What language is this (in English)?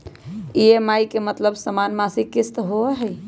Magahi